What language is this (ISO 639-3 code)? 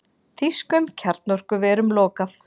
isl